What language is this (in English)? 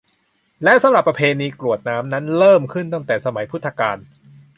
Thai